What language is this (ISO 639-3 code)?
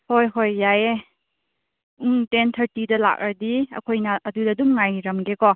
mni